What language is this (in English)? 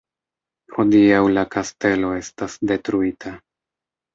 Esperanto